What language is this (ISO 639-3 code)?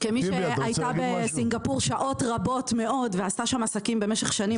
heb